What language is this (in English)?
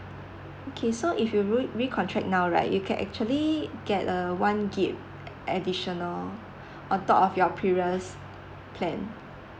English